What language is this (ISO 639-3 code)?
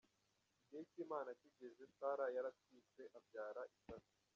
kin